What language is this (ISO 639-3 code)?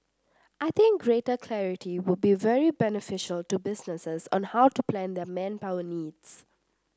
eng